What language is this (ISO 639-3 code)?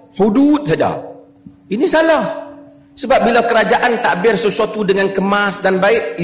msa